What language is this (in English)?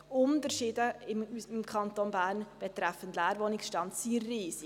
Swiss German